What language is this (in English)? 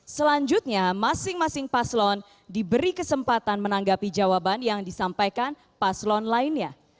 Indonesian